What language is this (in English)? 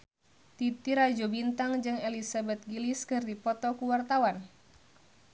Sundanese